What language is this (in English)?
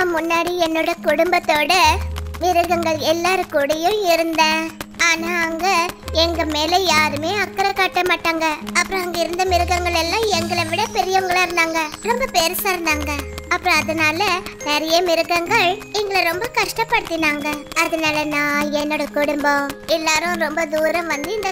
Indonesian